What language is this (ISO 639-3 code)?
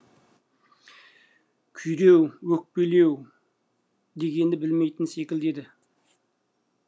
kaz